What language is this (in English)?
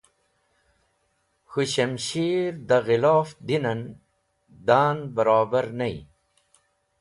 Wakhi